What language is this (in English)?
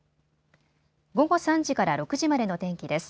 Japanese